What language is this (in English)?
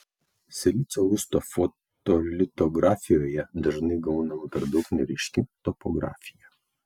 Lithuanian